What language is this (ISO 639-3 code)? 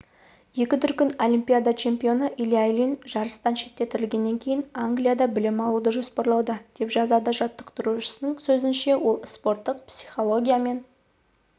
kaz